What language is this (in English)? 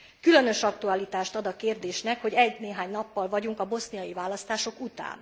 Hungarian